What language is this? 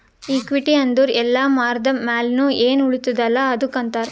Kannada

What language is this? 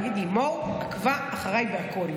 Hebrew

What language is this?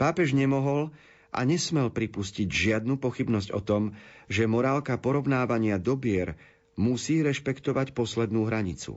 Slovak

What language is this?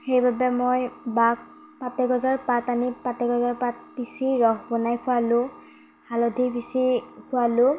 Assamese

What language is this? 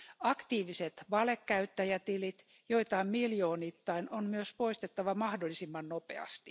Finnish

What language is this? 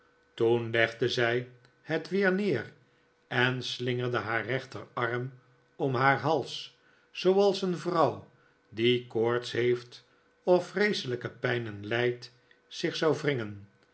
Dutch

